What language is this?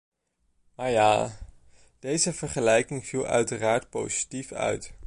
Dutch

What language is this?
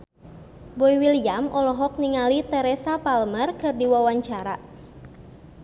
Sundanese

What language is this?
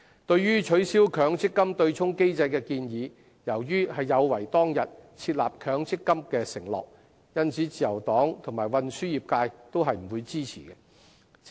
Cantonese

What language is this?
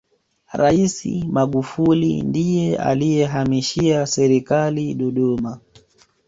Swahili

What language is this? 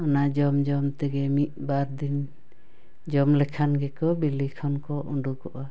Santali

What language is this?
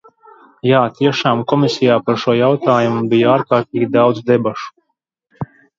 Latvian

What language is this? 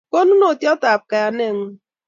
Kalenjin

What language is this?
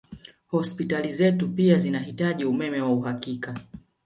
Swahili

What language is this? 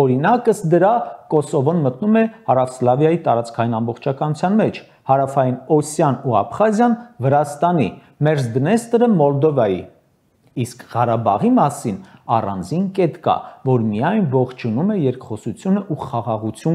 Turkish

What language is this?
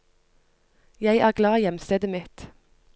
Norwegian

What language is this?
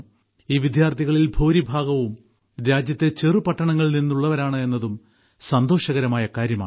Malayalam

